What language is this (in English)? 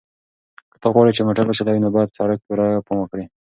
Pashto